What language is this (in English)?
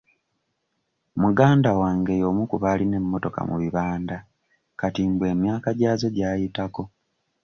Ganda